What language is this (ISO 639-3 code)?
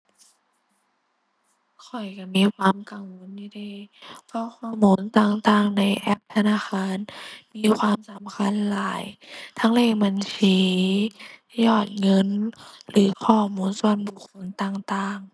tha